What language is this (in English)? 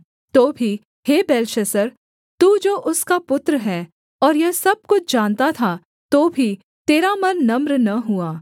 Hindi